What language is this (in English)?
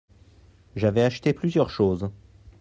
French